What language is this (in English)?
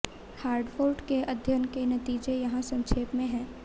Hindi